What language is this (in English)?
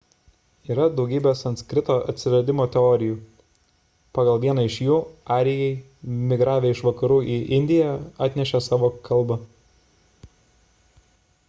Lithuanian